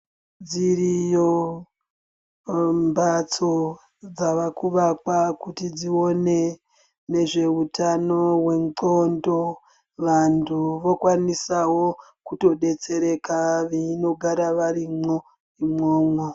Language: Ndau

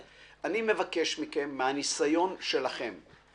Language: Hebrew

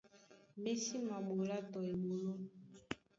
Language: Duala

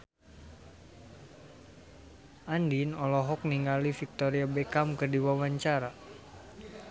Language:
Sundanese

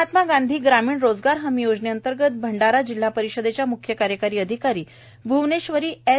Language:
Marathi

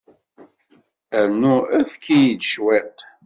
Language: Kabyle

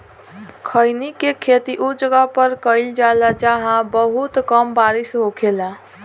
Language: Bhojpuri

